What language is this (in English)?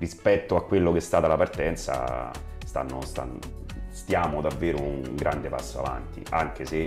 Italian